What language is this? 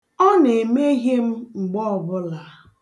Igbo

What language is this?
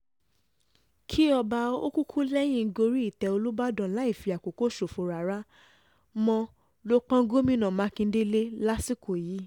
Yoruba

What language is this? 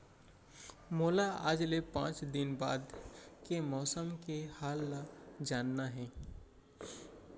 Chhattisgarhi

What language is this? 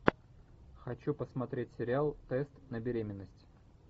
Russian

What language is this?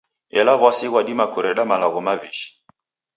Taita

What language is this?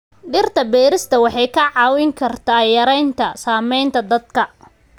Somali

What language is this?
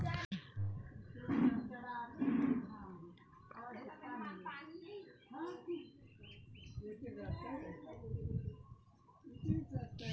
Chhattisgarhi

